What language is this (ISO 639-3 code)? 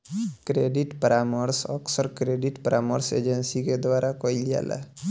bho